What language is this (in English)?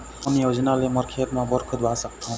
Chhattisgarhi